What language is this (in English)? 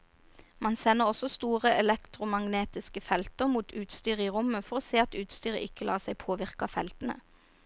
Norwegian